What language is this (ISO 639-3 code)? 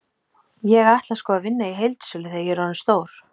isl